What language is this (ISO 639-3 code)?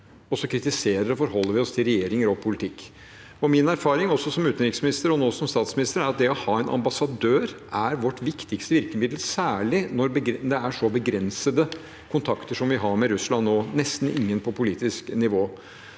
nor